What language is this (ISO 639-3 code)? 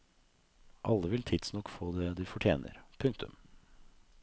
nor